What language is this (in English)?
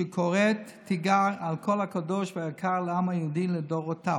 Hebrew